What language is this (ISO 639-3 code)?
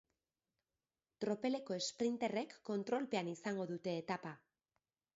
eus